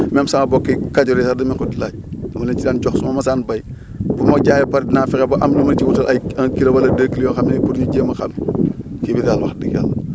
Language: Wolof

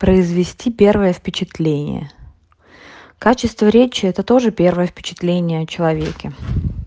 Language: Russian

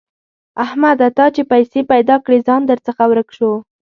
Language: Pashto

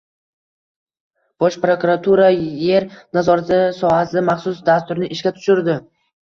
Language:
Uzbek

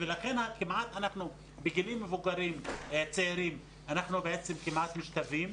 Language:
Hebrew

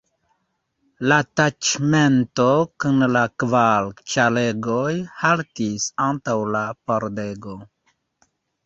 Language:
Esperanto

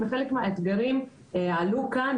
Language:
Hebrew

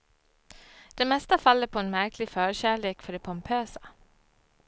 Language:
Swedish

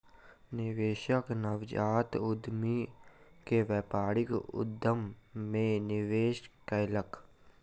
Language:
Maithili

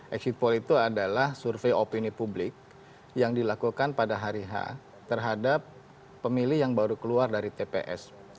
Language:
Indonesian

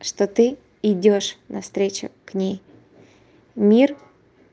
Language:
Russian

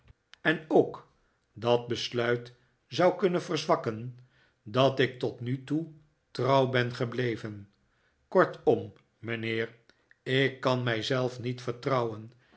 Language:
Dutch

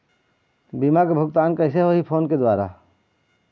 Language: Chhattisgarhi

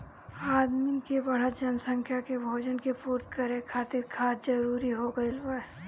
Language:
Bhojpuri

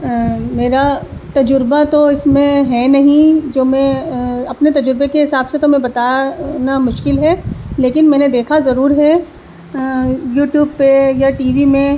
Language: Urdu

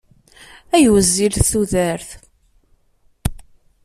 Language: Kabyle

